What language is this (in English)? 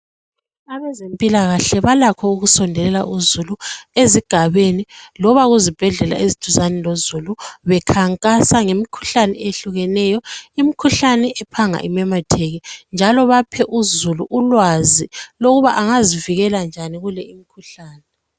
North Ndebele